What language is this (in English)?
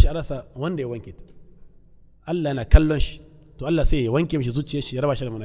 Arabic